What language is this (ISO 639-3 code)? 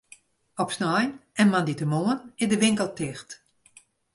fry